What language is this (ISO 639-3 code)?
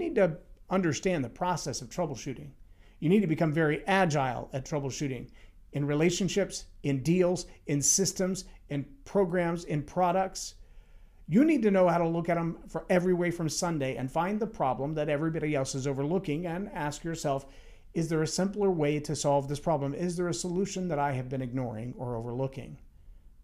eng